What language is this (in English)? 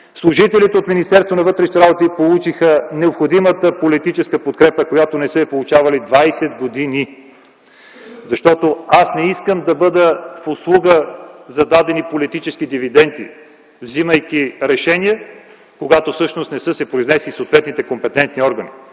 Bulgarian